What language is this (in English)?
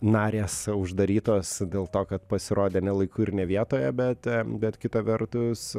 Lithuanian